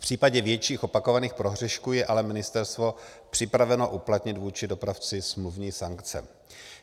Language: Czech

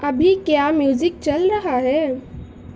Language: Urdu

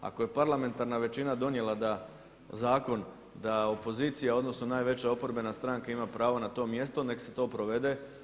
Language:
Croatian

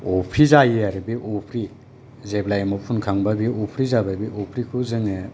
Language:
Bodo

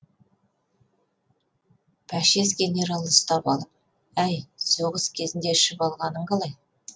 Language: Kazakh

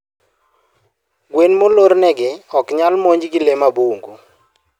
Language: Luo (Kenya and Tanzania)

